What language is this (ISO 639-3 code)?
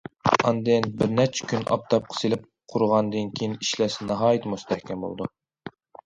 uig